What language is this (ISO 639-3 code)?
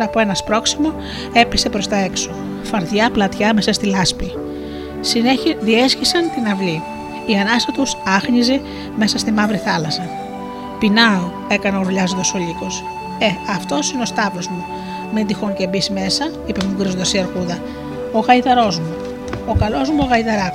ell